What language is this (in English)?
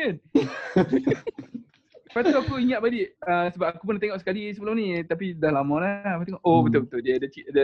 Malay